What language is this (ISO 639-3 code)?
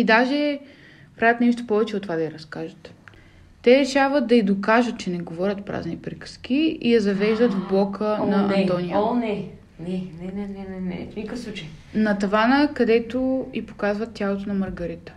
bul